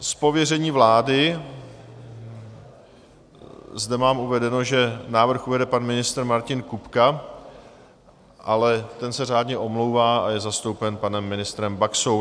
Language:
Czech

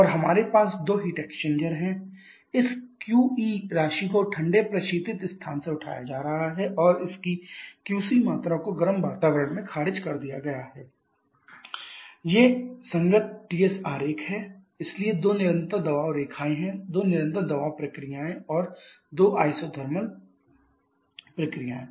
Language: Hindi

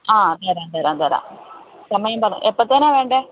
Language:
Malayalam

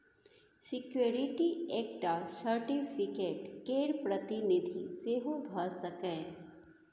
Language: Maithili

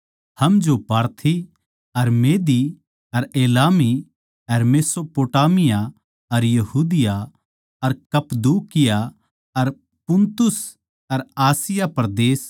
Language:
Haryanvi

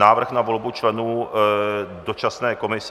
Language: Czech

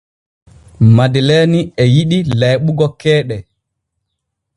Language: Borgu Fulfulde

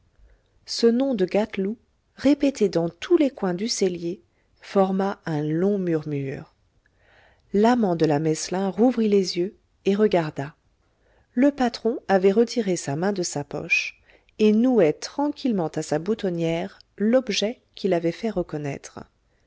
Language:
French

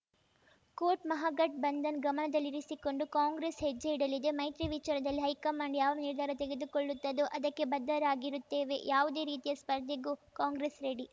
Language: Kannada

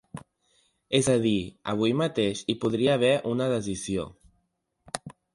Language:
Catalan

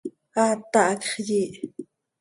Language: Seri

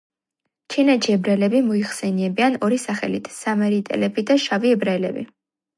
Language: Georgian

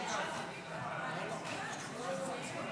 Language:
Hebrew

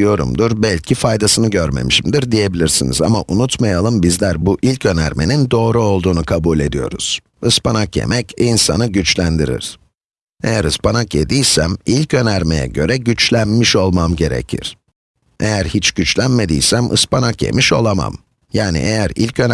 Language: Turkish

